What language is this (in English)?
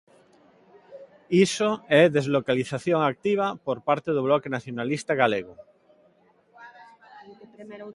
Galician